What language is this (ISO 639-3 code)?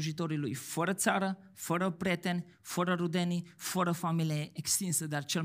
ron